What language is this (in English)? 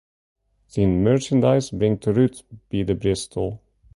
Western Frisian